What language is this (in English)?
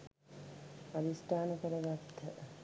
Sinhala